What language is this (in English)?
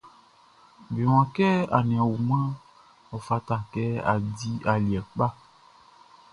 Baoulé